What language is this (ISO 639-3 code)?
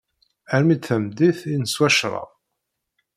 kab